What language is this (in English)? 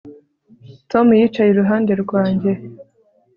Kinyarwanda